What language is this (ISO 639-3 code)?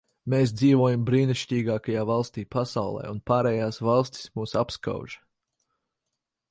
lav